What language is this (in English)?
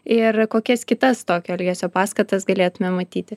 Lithuanian